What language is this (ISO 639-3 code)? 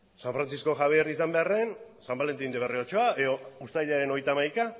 eus